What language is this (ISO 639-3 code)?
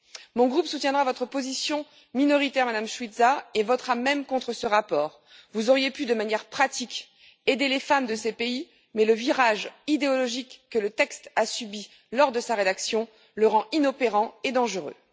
fra